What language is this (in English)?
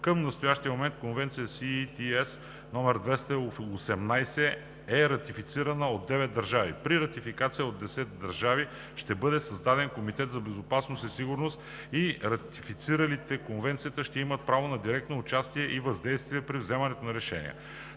Bulgarian